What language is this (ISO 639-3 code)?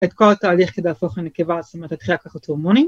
heb